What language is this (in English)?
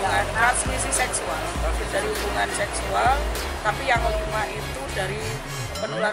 Indonesian